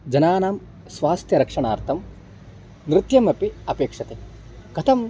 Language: Sanskrit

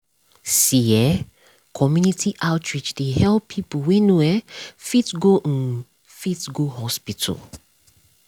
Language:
Nigerian Pidgin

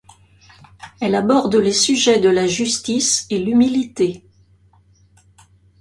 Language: French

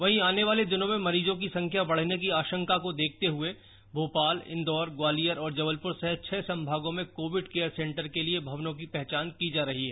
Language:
Hindi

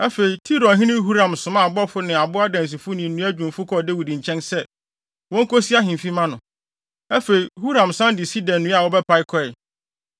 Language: Akan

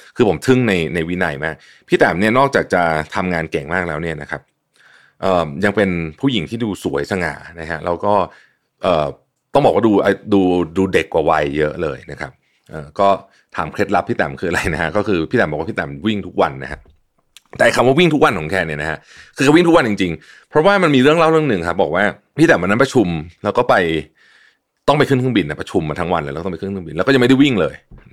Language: Thai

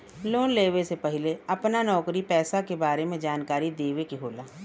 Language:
Bhojpuri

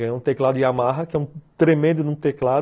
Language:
Portuguese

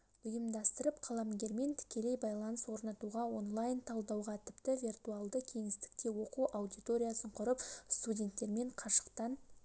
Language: Kazakh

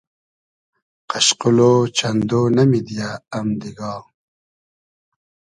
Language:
Hazaragi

